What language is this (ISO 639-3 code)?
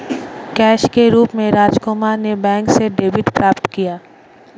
hin